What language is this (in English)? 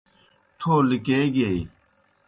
Kohistani Shina